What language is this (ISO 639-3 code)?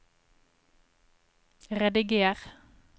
nor